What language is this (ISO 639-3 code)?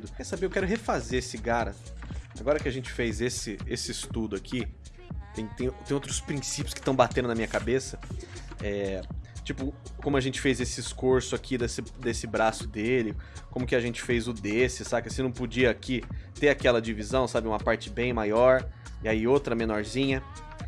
por